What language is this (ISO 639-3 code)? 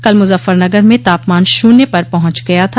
hin